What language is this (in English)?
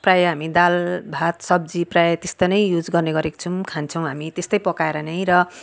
Nepali